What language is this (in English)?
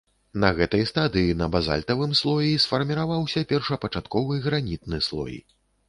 Belarusian